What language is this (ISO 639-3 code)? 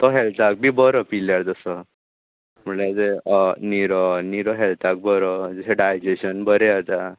kok